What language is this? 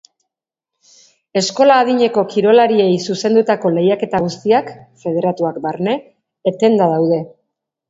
Basque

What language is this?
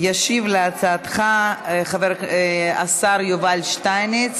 Hebrew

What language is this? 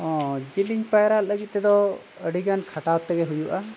Santali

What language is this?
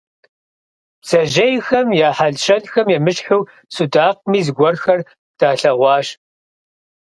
Kabardian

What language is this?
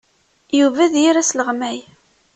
Kabyle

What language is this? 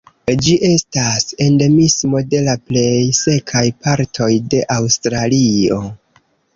Esperanto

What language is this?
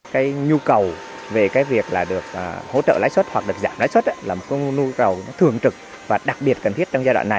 Vietnamese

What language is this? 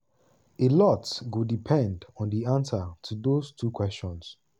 Nigerian Pidgin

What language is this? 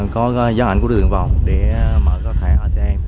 Vietnamese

